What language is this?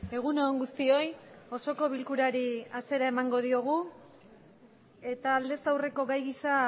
Basque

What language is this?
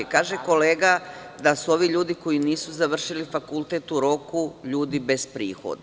Serbian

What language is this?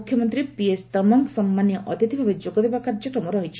Odia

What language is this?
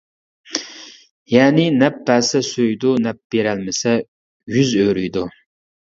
Uyghur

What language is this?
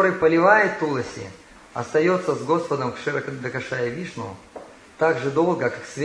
Russian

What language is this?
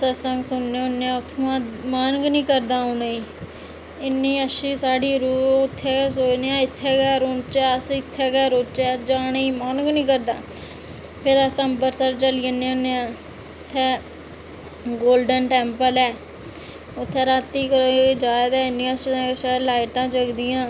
Dogri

